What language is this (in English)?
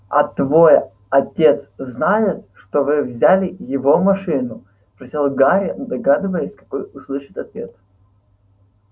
Russian